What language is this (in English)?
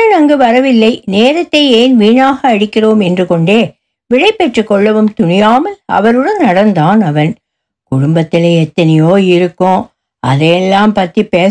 Tamil